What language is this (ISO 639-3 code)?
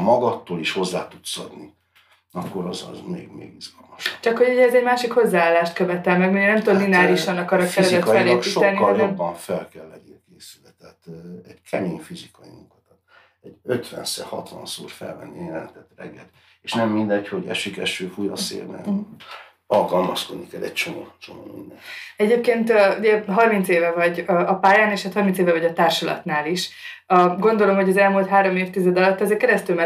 hun